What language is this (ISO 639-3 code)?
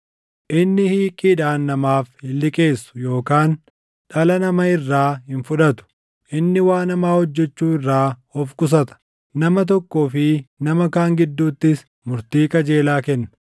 orm